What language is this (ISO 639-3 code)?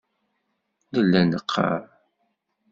kab